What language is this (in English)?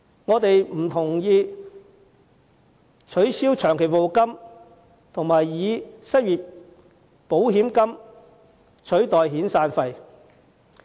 Cantonese